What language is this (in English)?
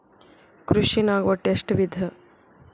Kannada